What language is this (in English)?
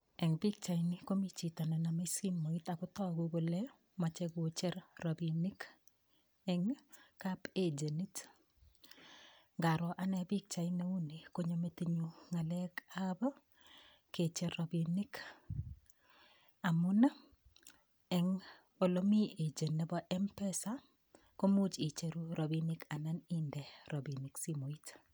Kalenjin